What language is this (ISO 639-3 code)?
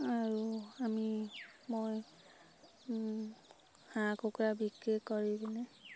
asm